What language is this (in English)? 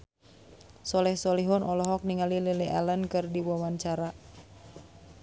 Sundanese